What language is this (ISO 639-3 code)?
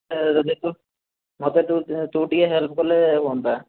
ori